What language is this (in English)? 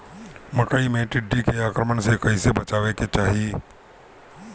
Bhojpuri